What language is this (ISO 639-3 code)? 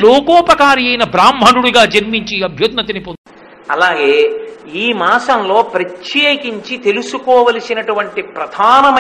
tel